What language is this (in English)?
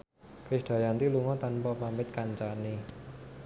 Javanese